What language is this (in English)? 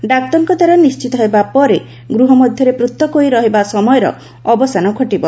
Odia